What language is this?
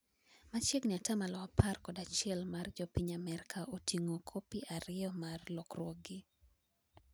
Luo (Kenya and Tanzania)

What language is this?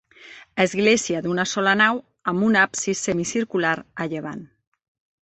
Catalan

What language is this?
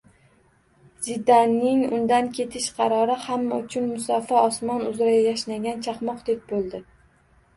Uzbek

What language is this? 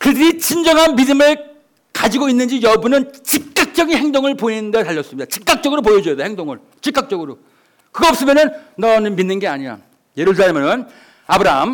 Korean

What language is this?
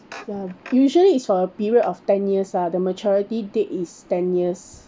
English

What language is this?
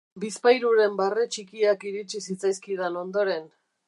Basque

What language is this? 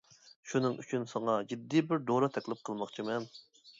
Uyghur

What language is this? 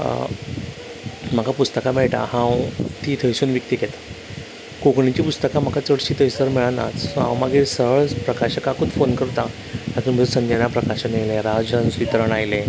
Konkani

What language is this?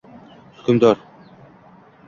Uzbek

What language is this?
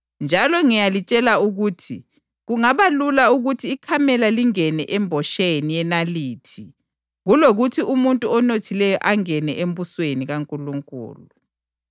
North Ndebele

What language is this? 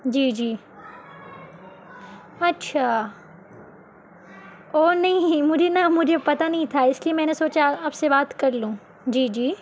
Urdu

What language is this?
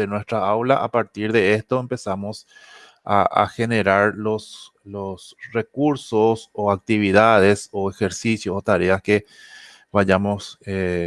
Spanish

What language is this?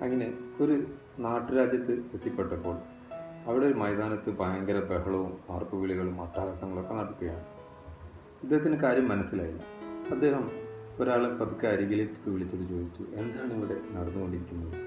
Malayalam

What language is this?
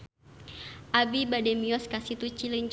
Sundanese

